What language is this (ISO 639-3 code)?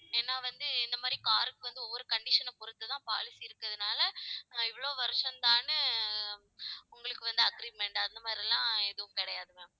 tam